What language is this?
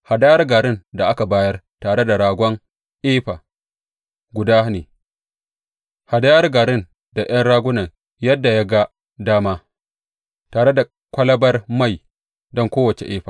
Hausa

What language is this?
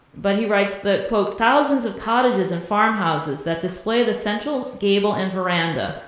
English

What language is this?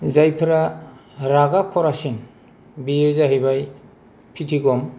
Bodo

